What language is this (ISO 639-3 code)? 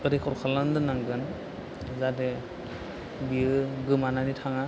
brx